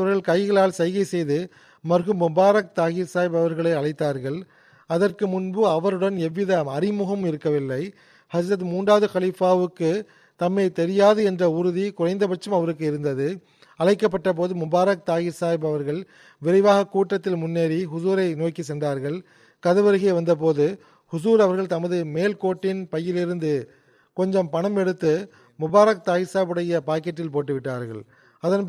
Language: Tamil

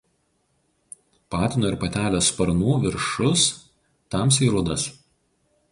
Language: Lithuanian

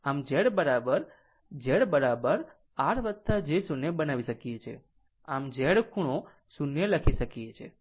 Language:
Gujarati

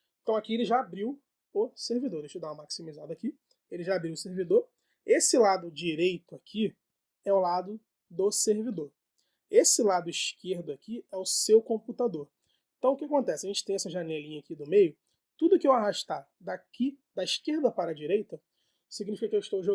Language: Portuguese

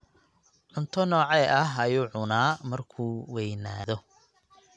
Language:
Somali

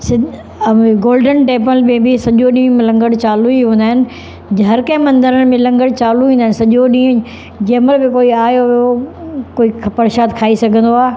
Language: Sindhi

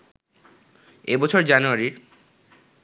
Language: Bangla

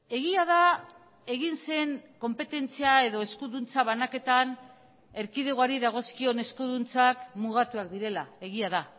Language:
Basque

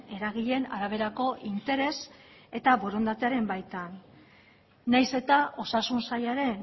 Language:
Basque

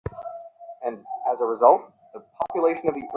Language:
Bangla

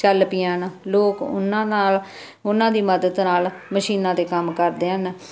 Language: Punjabi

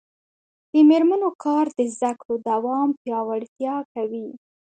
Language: Pashto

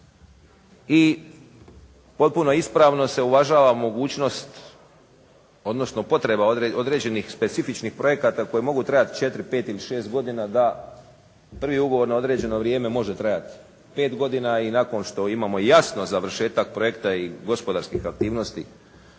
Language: Croatian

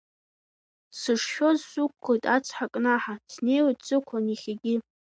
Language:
Abkhazian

